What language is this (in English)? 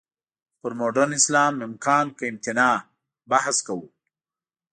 Pashto